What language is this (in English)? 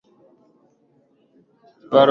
Swahili